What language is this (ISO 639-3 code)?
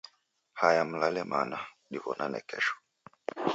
dav